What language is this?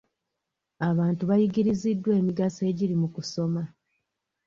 Ganda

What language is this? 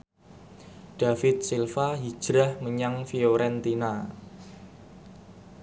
Javanese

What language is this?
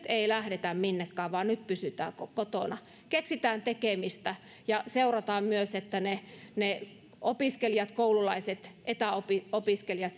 Finnish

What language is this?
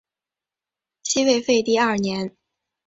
Chinese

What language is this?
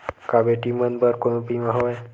Chhattisgarhi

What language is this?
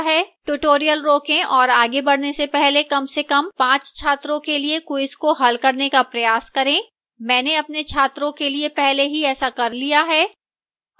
Hindi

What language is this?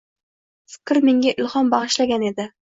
Uzbek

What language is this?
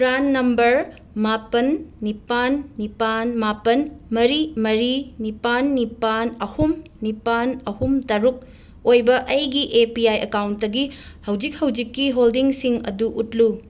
Manipuri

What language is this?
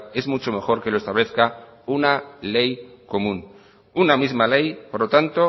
Spanish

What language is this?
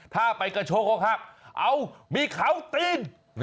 Thai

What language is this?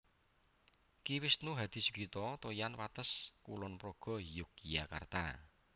Javanese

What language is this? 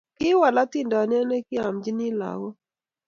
Kalenjin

